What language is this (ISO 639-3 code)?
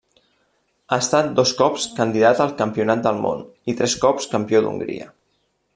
cat